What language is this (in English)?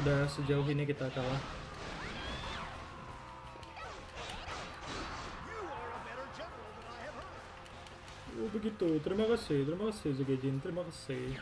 Indonesian